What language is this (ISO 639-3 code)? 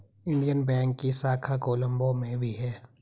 hin